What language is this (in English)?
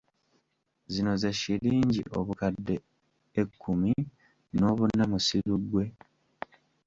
Ganda